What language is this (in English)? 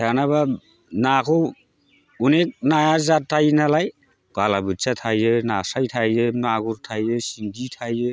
Bodo